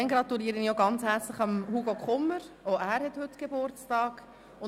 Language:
Swiss German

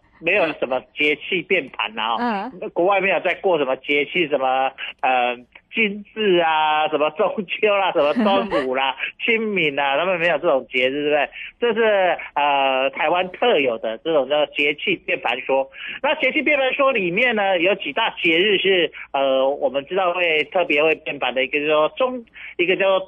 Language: Chinese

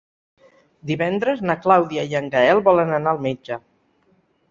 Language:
Catalan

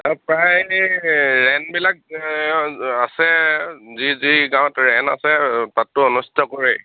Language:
Assamese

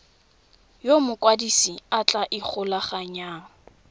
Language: Tswana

